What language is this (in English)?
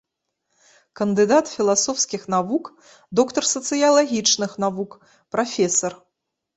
Belarusian